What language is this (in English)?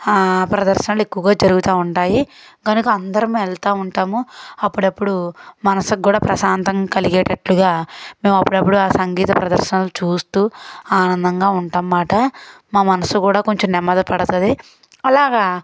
Telugu